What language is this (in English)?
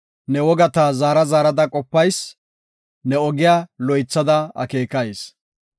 Gofa